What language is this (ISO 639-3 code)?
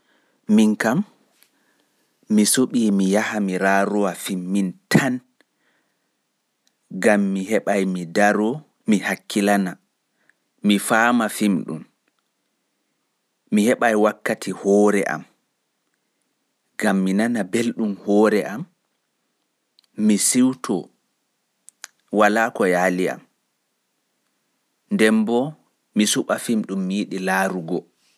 ful